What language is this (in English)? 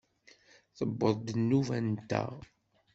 Kabyle